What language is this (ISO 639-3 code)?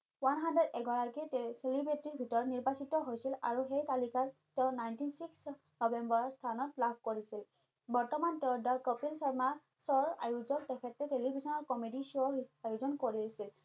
asm